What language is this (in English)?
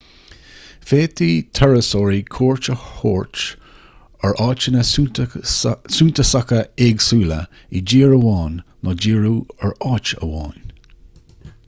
Irish